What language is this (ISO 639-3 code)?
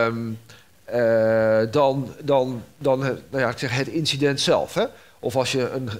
nld